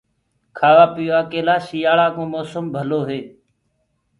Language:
Gurgula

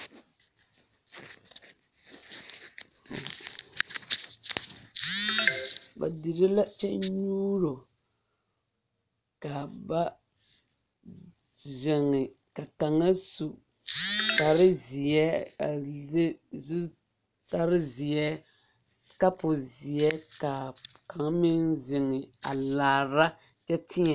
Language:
Southern Dagaare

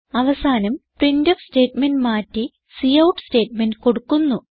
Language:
Malayalam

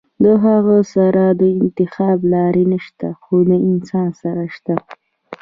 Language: Pashto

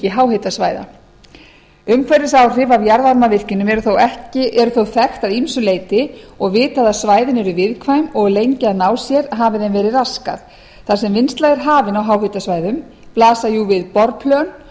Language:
Icelandic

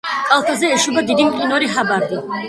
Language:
Georgian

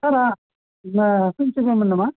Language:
Bodo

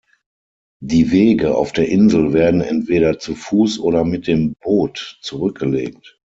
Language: German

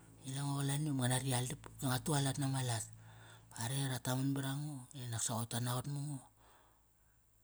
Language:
Kairak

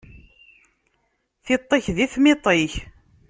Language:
Kabyle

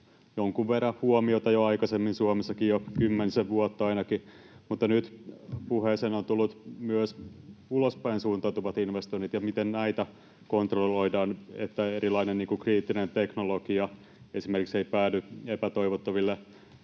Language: Finnish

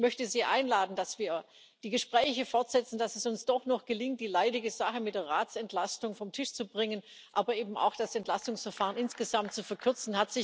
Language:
German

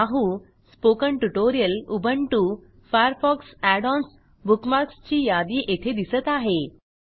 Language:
Marathi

